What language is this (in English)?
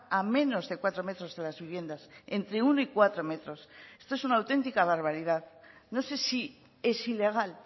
Spanish